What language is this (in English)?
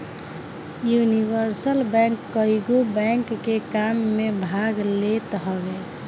Bhojpuri